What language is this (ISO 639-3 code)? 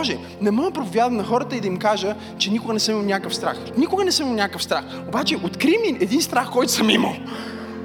bul